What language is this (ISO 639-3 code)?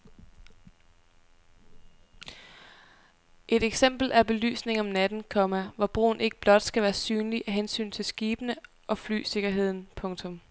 dan